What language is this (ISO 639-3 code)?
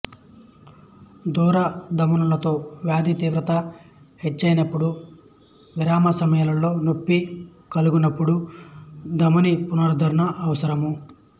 tel